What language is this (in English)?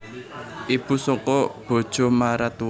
Javanese